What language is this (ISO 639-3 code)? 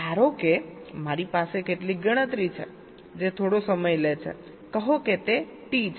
guj